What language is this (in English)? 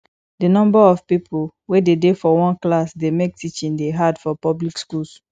Nigerian Pidgin